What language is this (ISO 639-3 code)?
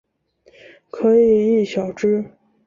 zho